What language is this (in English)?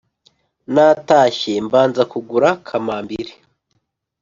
Kinyarwanda